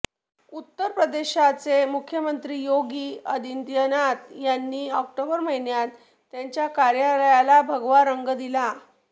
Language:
Marathi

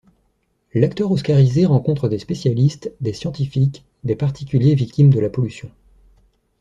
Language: French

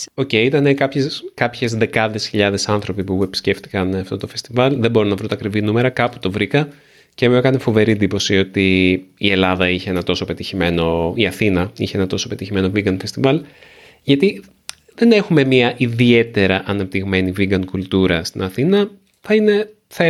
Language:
Greek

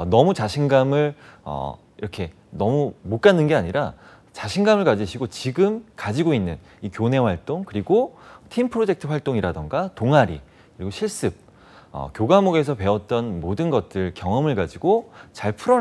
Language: Korean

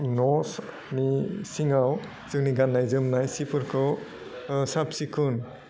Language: Bodo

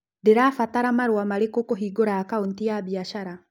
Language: Kikuyu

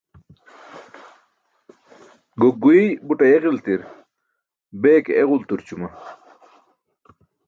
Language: Burushaski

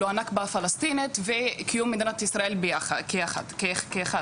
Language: Hebrew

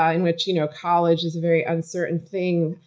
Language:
English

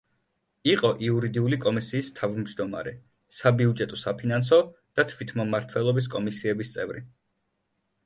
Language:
Georgian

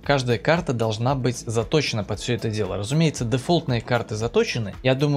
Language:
Russian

